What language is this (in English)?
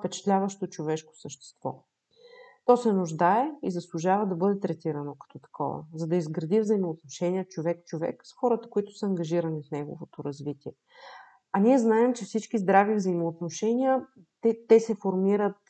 Bulgarian